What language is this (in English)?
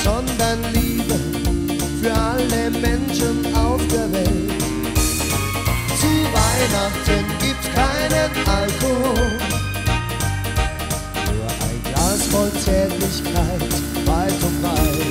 German